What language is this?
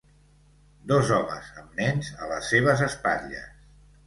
Catalan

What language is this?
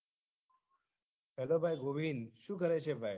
Gujarati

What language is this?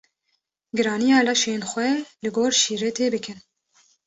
Kurdish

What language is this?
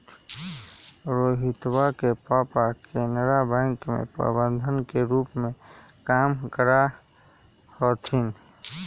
Magahi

